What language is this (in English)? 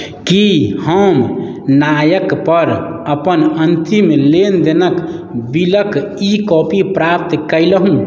Maithili